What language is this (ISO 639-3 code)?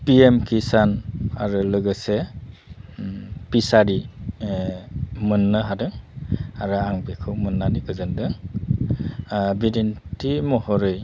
brx